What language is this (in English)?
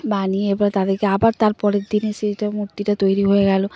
Bangla